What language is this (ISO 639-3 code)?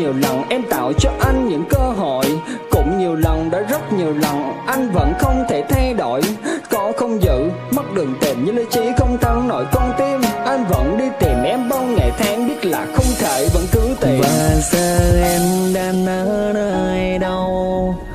vie